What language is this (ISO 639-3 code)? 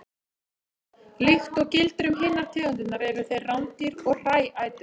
isl